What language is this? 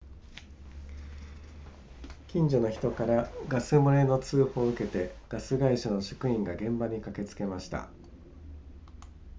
Japanese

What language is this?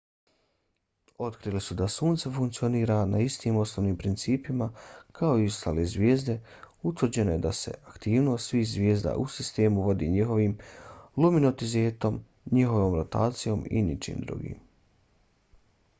Bosnian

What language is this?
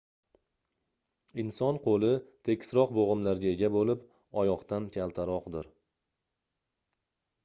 Uzbek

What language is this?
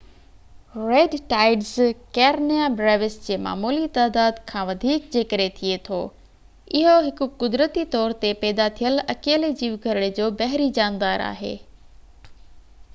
Sindhi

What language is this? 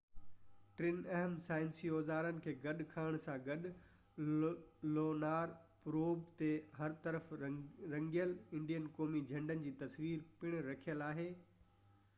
Sindhi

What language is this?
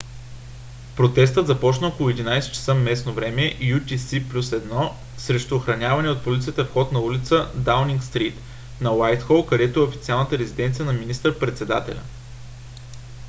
Bulgarian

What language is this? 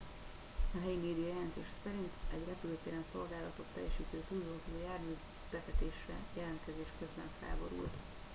Hungarian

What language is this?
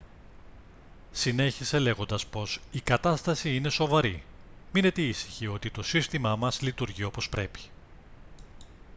Greek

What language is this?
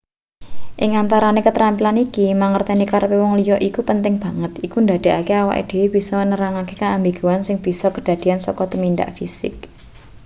Javanese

